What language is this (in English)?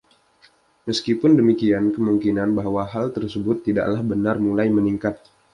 Indonesian